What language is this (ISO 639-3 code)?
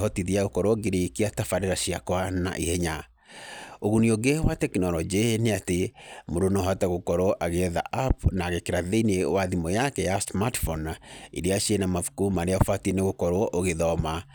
kik